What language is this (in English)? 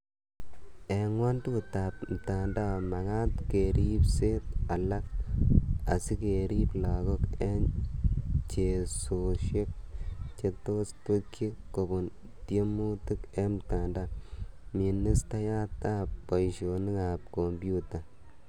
Kalenjin